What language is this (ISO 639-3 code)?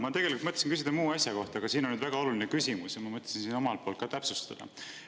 est